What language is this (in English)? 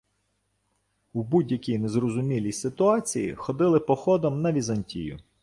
Ukrainian